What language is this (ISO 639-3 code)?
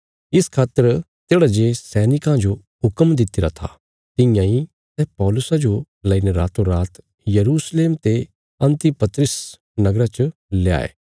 kfs